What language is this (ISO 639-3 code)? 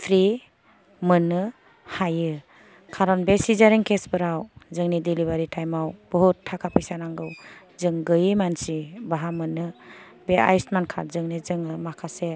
brx